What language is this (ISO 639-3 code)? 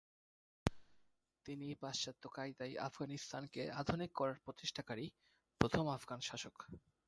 ben